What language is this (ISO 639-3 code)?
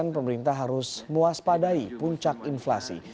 ind